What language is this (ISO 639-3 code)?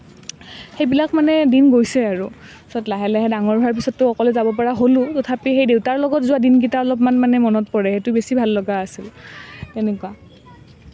asm